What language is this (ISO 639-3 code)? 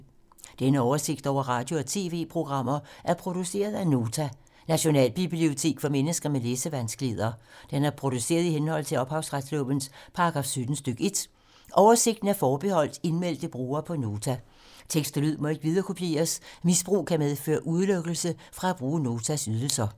dan